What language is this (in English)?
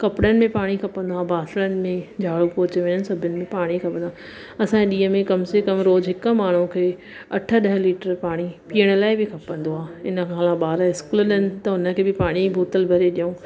Sindhi